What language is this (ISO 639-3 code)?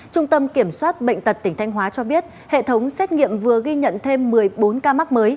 vie